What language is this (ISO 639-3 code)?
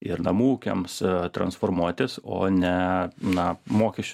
lit